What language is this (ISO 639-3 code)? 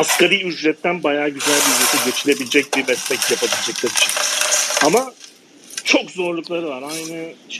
tur